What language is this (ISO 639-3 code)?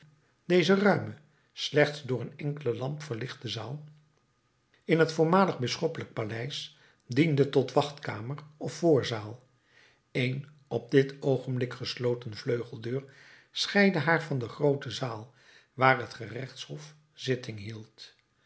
nld